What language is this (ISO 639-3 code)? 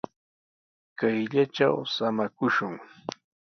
qws